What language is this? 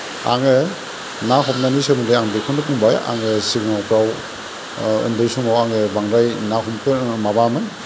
Bodo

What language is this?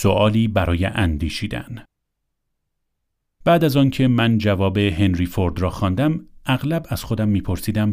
Persian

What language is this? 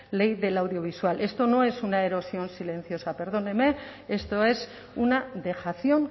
Spanish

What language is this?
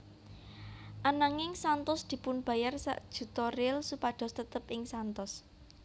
Javanese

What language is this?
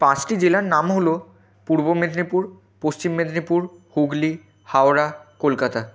Bangla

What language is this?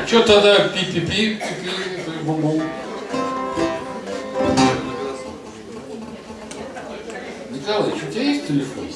Russian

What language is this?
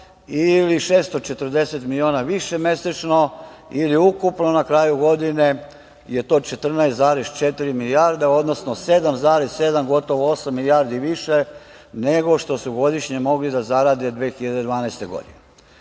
Serbian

